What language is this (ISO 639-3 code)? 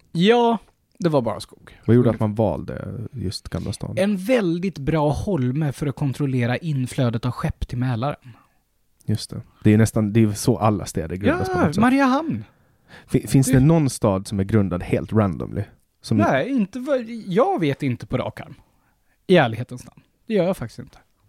swe